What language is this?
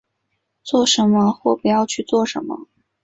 Chinese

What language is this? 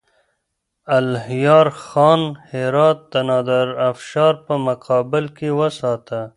Pashto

